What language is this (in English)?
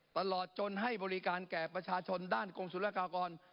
Thai